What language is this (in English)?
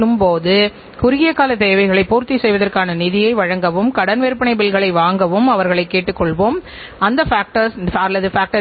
Tamil